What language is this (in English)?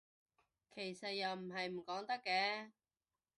Cantonese